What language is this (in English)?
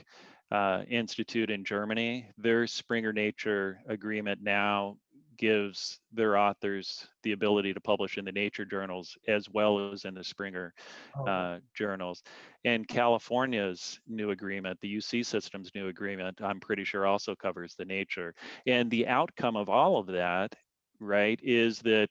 English